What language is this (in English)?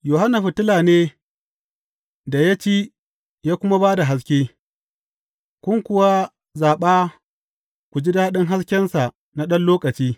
Hausa